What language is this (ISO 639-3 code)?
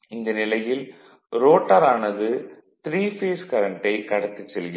tam